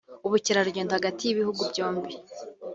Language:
Kinyarwanda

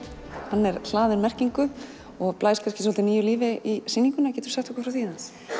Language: Icelandic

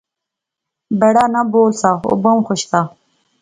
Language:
Pahari-Potwari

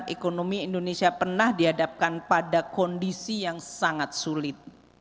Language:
Indonesian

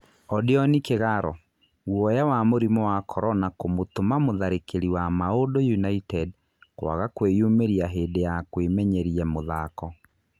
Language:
Kikuyu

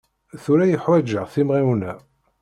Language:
Kabyle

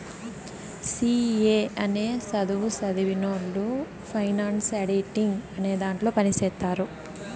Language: Telugu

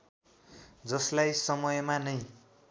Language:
Nepali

